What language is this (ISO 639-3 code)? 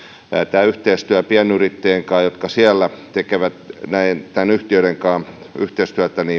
fin